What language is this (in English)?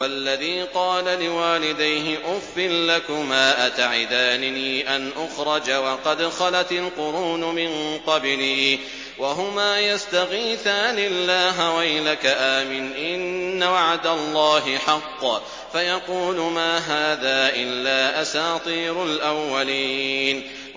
Arabic